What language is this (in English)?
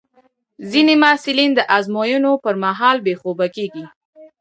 Pashto